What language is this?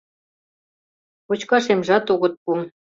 Mari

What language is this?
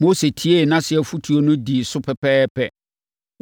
Akan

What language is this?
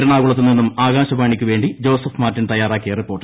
Malayalam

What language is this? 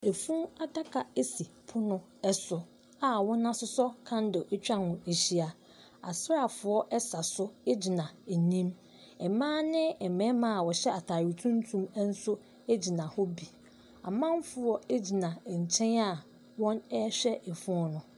Akan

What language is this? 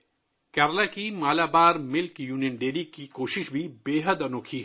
Urdu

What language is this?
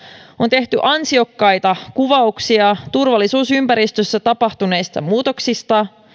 Finnish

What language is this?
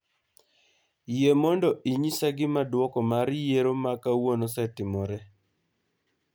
Luo (Kenya and Tanzania)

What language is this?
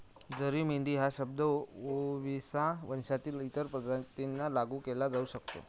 Marathi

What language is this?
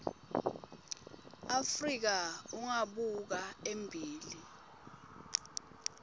Swati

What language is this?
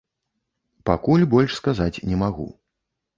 Belarusian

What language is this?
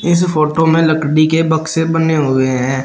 Hindi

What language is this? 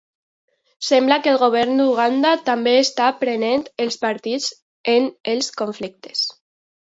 Catalan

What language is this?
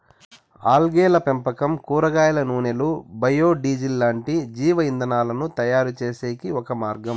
Telugu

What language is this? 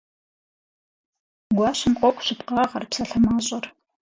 Kabardian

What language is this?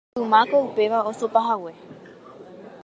Guarani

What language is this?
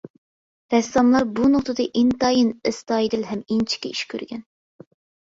Uyghur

